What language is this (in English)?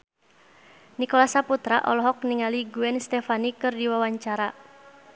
Sundanese